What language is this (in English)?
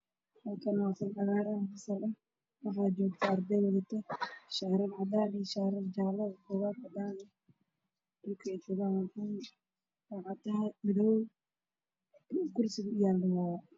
Somali